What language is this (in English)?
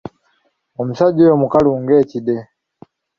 Ganda